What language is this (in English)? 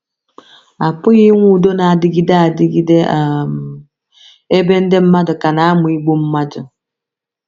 Igbo